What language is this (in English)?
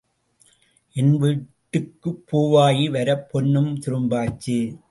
Tamil